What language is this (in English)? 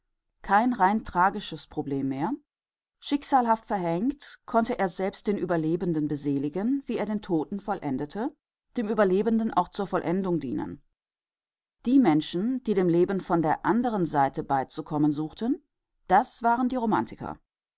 German